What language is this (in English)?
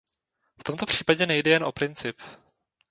Czech